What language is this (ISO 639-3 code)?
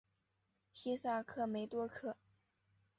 zho